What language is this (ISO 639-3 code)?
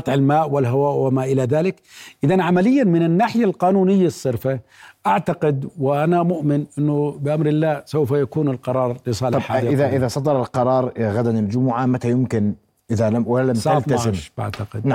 ara